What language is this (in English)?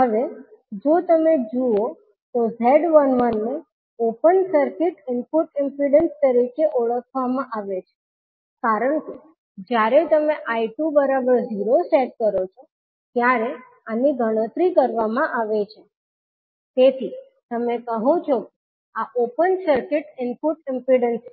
Gujarati